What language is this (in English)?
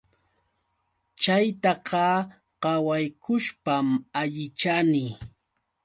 Yauyos Quechua